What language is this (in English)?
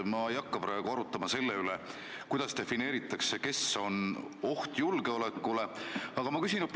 Estonian